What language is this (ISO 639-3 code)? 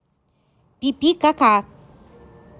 rus